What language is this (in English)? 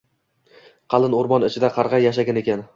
Uzbek